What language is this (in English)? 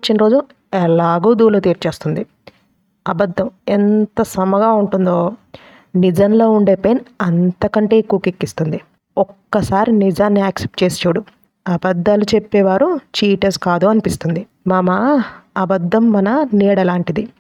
Telugu